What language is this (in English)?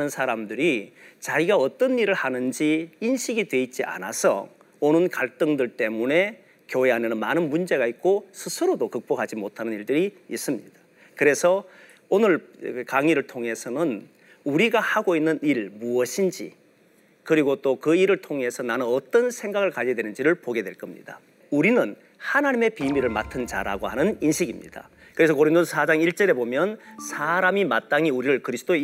Korean